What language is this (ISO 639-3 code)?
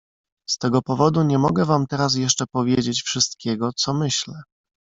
pol